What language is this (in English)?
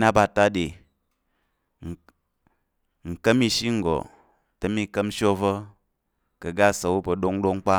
Tarok